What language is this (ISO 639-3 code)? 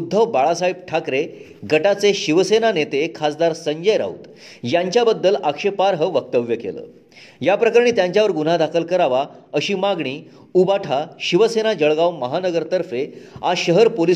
mar